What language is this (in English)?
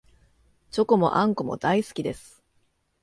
Japanese